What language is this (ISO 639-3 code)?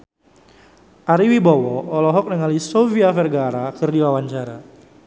sun